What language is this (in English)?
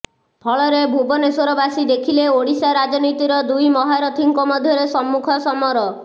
Odia